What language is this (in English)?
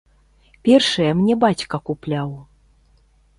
Belarusian